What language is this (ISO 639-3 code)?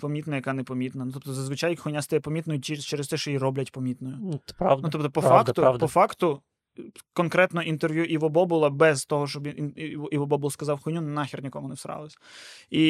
ukr